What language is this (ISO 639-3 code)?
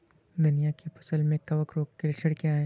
hin